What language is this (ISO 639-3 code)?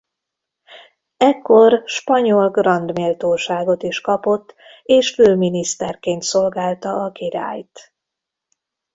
hun